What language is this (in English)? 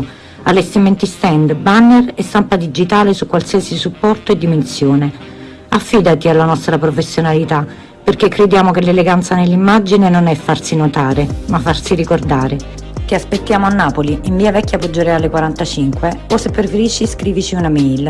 Italian